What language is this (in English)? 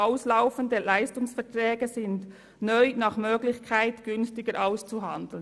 Swiss German